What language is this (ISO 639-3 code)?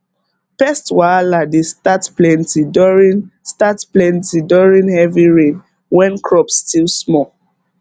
pcm